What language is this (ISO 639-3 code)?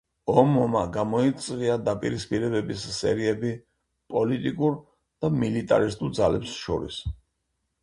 kat